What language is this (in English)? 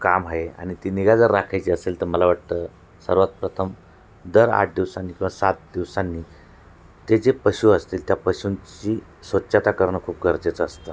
Marathi